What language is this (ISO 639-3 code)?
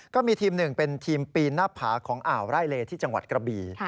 tha